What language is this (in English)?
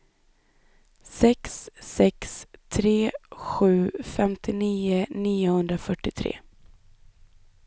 Swedish